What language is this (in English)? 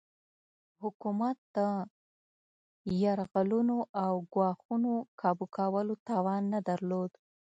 Pashto